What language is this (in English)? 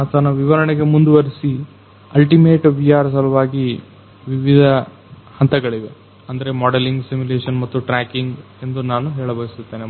Kannada